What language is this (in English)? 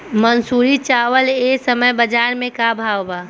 Bhojpuri